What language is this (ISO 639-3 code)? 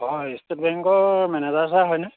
asm